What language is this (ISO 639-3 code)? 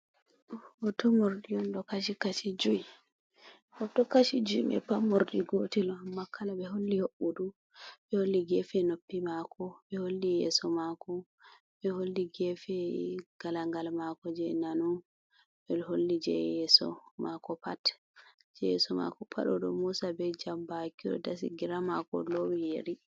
ful